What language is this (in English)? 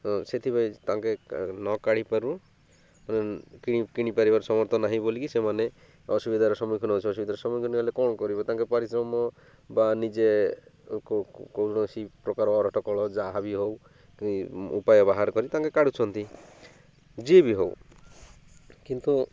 Odia